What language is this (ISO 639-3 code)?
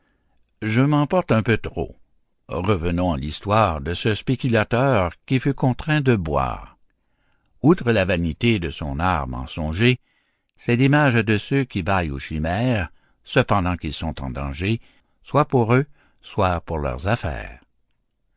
fra